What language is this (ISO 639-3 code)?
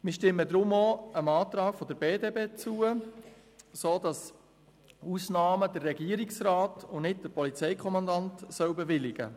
gsw